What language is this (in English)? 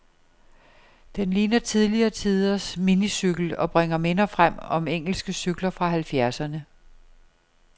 Danish